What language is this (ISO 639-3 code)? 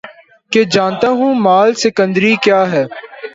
urd